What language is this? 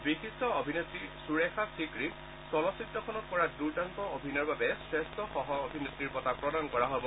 Assamese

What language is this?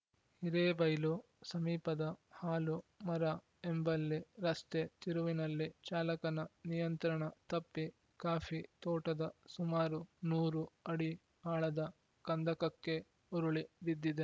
Kannada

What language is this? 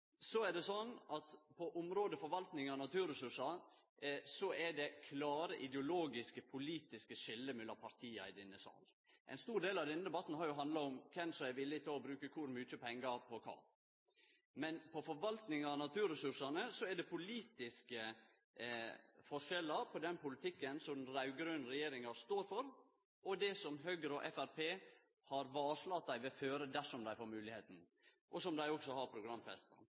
Norwegian Nynorsk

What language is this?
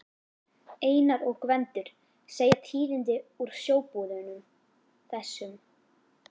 Icelandic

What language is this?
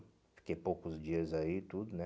Portuguese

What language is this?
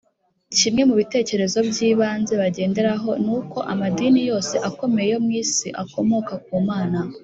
Kinyarwanda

